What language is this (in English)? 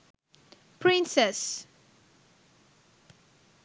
Sinhala